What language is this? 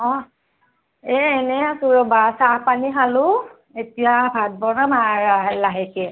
Assamese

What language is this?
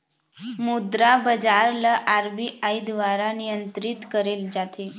Chhattisgarhi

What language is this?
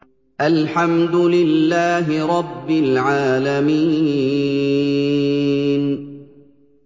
Arabic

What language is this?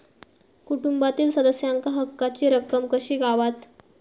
Marathi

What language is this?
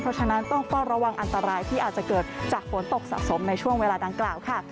Thai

